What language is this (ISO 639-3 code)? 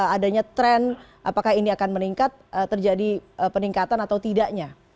ind